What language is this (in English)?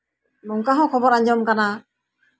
Santali